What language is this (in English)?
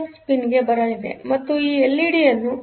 Kannada